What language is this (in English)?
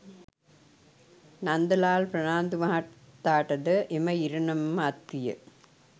Sinhala